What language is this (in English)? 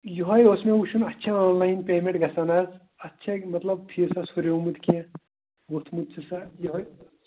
Kashmiri